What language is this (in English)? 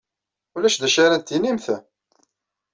Kabyle